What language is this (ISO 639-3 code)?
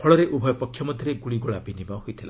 ori